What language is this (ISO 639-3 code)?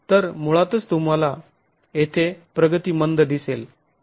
mar